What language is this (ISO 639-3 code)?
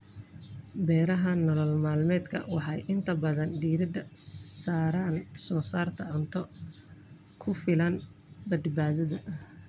som